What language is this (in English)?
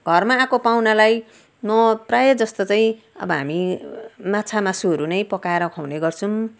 Nepali